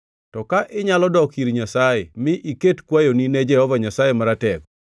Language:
Luo (Kenya and Tanzania)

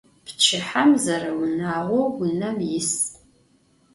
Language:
Adyghe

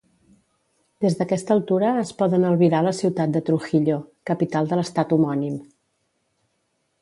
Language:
Catalan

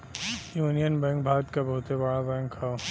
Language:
Bhojpuri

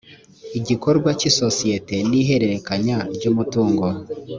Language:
Kinyarwanda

